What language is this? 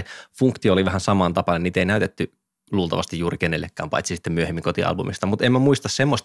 Finnish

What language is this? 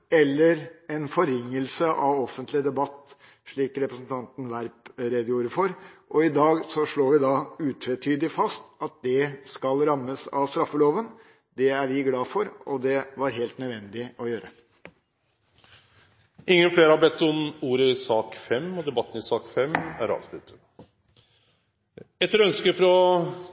Norwegian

